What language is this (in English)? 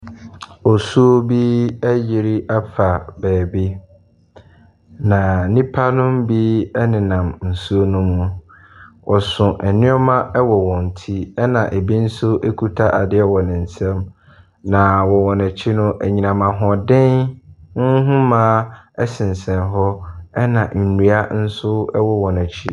Akan